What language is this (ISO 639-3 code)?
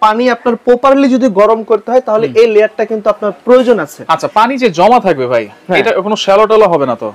ben